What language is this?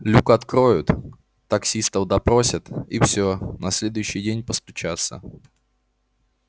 Russian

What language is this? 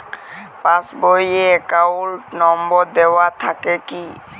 Bangla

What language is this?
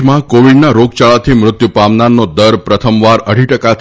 Gujarati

